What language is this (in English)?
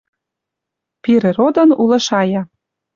Western Mari